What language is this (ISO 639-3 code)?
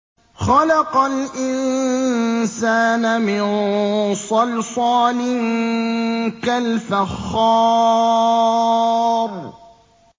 ara